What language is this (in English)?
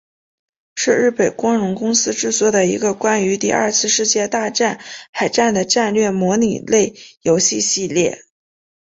Chinese